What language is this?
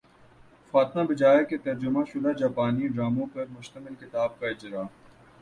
Urdu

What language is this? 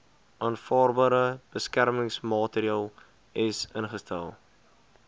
Afrikaans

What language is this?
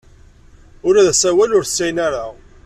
Kabyle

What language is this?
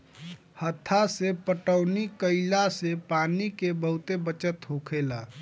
Bhojpuri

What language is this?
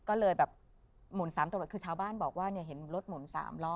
Thai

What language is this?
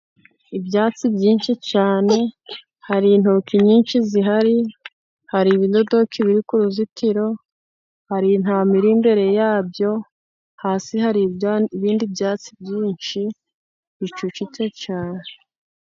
Kinyarwanda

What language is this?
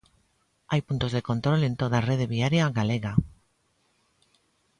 Galician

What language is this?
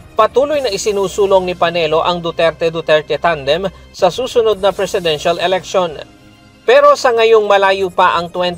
Filipino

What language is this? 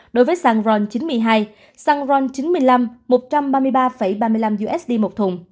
Vietnamese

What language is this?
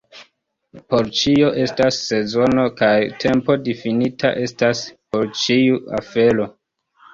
Esperanto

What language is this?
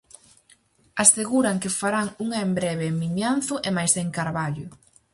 Galician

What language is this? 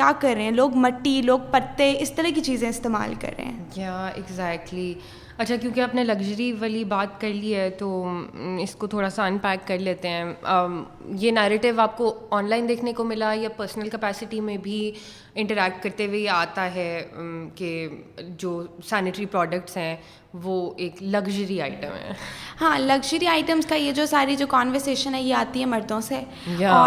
Urdu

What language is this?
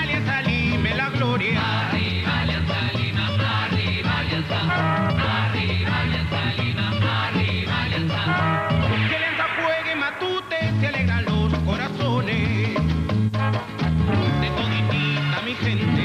Spanish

